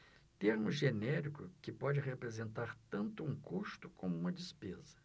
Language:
Portuguese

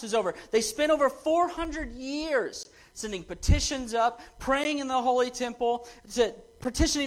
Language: English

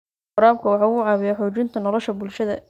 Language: Somali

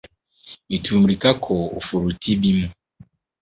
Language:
Akan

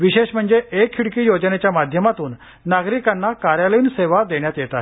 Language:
Marathi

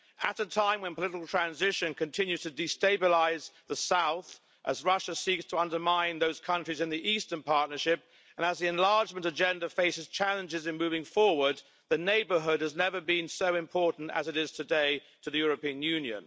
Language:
English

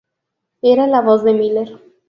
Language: Spanish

